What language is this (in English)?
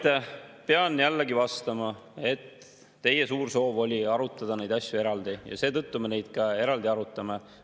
Estonian